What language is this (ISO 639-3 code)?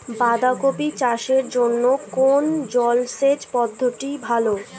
ben